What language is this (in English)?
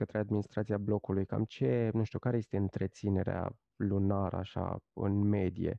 Romanian